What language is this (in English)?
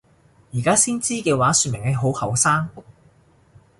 Cantonese